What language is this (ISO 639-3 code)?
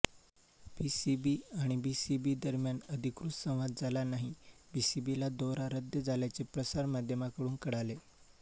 mar